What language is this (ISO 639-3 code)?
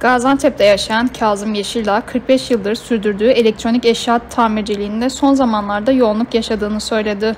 tur